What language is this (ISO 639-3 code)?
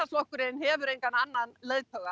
isl